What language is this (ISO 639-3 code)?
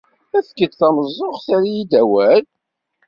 kab